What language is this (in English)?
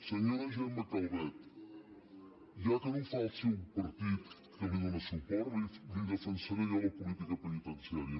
Catalan